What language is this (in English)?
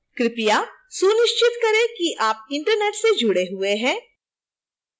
Hindi